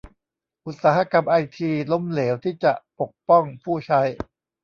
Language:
Thai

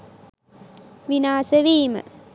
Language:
Sinhala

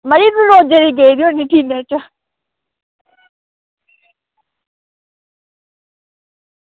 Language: Dogri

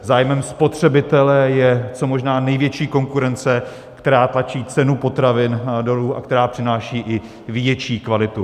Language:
Czech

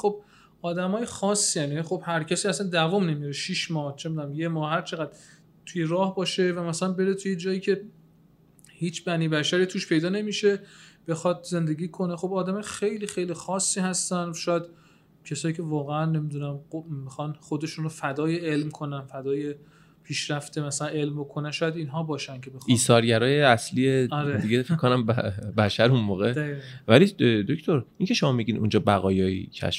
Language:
Persian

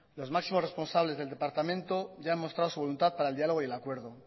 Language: Spanish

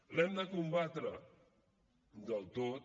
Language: Catalan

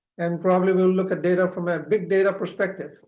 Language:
English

